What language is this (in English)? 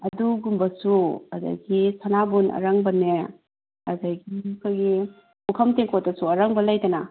Manipuri